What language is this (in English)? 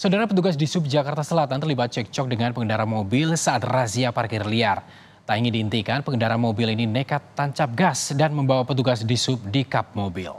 Indonesian